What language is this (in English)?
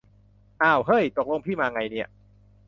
Thai